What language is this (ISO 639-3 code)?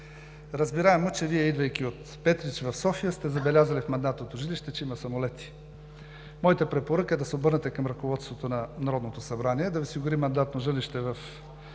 bul